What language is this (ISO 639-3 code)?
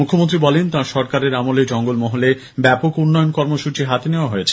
ben